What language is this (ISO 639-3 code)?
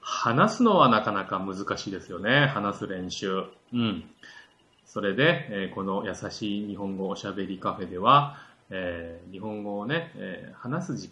jpn